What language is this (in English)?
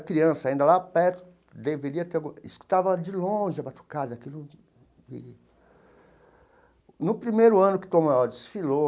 Portuguese